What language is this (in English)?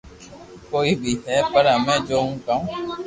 Loarki